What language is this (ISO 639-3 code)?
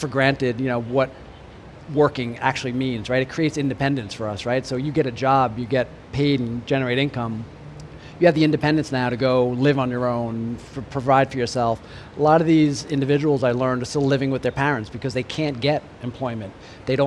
eng